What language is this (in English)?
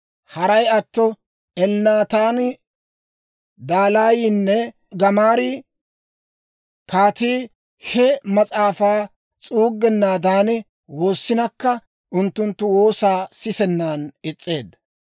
Dawro